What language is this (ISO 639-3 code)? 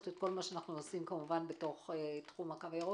heb